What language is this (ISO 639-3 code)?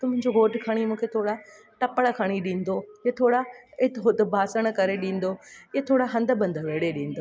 snd